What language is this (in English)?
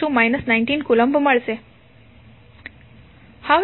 Gujarati